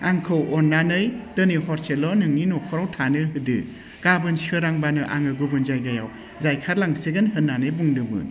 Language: Bodo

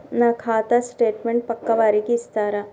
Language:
Telugu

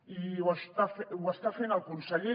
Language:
Catalan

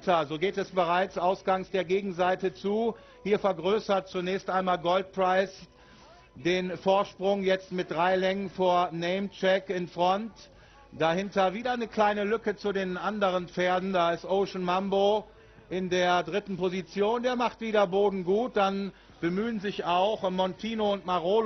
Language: German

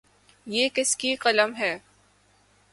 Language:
Urdu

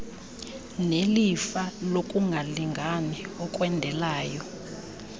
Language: Xhosa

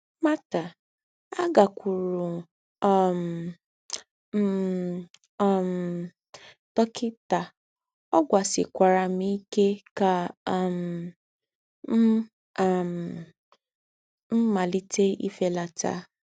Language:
Igbo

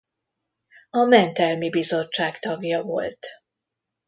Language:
Hungarian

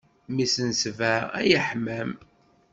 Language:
Kabyle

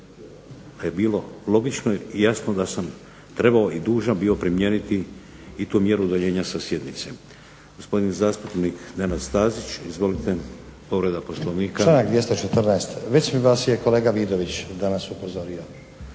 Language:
Croatian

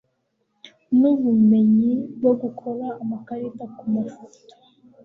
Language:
Kinyarwanda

